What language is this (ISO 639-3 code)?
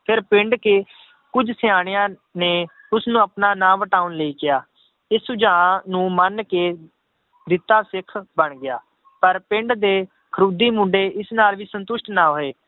pan